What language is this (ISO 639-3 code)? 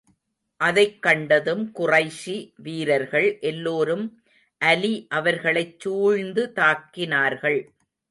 tam